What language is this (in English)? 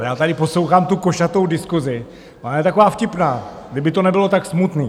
Czech